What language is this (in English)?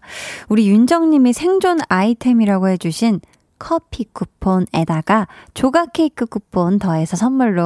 Korean